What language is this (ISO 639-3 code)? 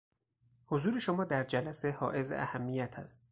fas